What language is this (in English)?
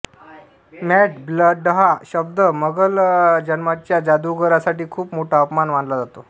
Marathi